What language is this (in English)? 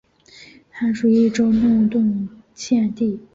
Chinese